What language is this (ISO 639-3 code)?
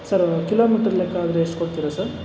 kan